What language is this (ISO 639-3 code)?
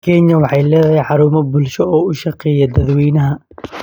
som